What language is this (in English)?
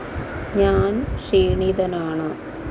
Malayalam